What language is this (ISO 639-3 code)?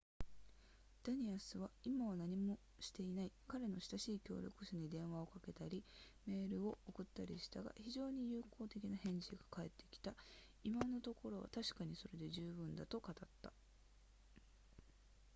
jpn